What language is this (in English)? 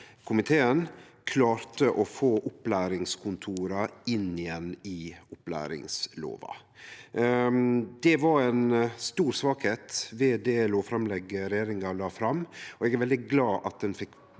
Norwegian